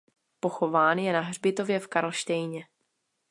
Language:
Czech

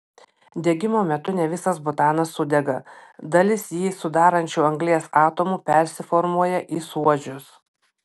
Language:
Lithuanian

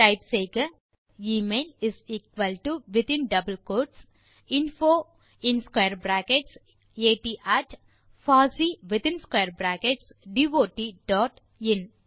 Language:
Tamil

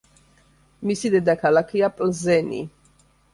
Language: Georgian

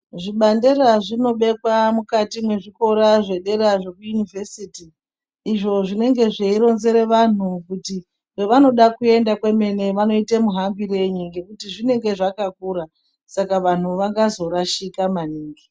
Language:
Ndau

